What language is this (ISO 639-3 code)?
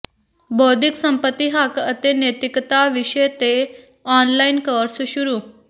pan